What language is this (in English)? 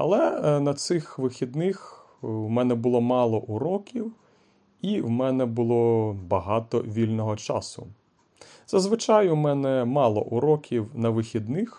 Ukrainian